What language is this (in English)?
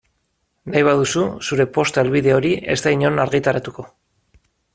Basque